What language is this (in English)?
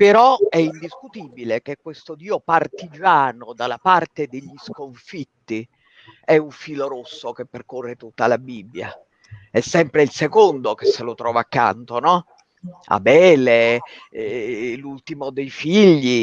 Italian